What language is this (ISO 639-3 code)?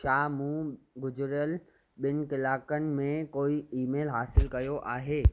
snd